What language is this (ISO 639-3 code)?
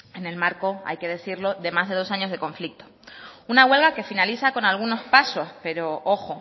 spa